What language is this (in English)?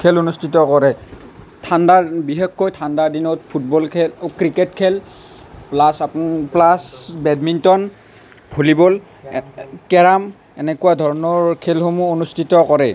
Assamese